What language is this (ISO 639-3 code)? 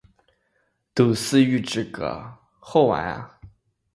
zho